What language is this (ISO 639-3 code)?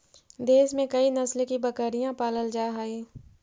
mag